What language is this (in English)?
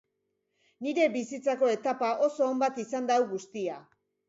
Basque